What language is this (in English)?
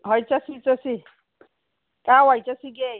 Manipuri